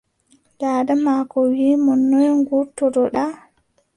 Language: Adamawa Fulfulde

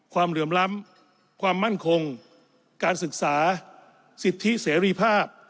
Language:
Thai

